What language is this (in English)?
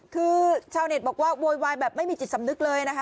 Thai